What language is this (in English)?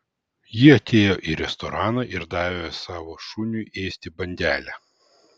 Lithuanian